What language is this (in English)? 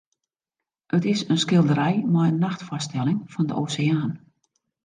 Western Frisian